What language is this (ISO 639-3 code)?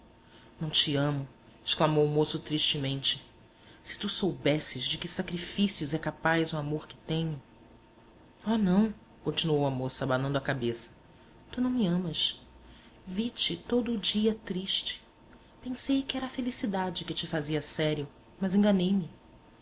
por